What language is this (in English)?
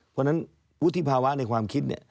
Thai